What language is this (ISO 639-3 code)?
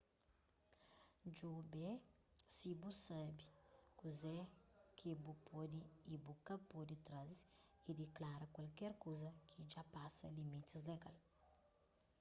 kea